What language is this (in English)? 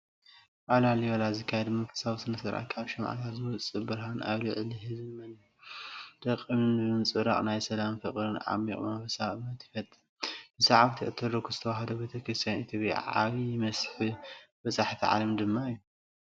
Tigrinya